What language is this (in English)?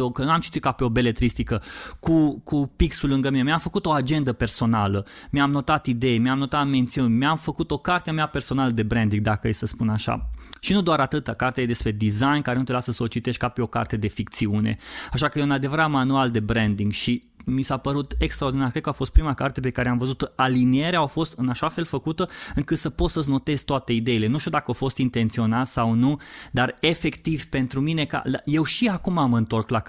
Romanian